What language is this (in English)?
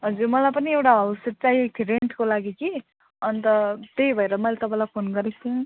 Nepali